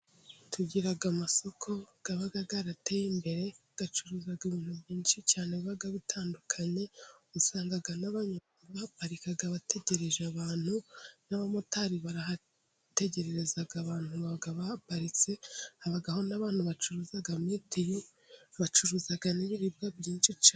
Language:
Kinyarwanda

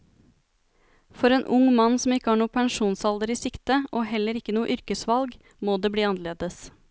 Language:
Norwegian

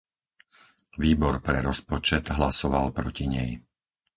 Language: Slovak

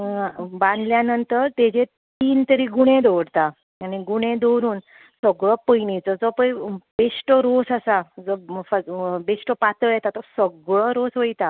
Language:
Konkani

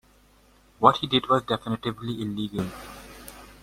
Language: English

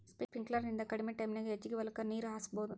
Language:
Kannada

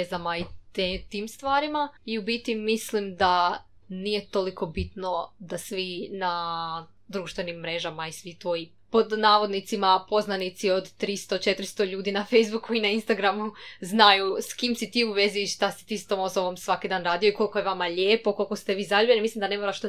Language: Croatian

